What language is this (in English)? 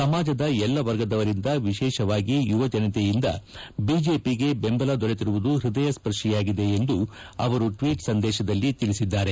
Kannada